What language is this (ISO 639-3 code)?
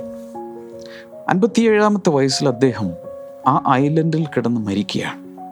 mal